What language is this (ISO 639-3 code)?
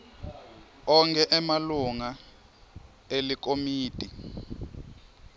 ssw